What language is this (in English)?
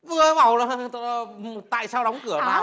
Vietnamese